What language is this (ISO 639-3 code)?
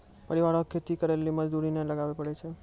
mai